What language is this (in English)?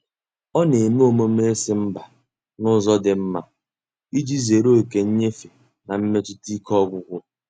Igbo